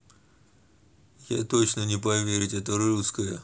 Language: Russian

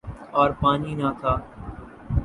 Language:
Urdu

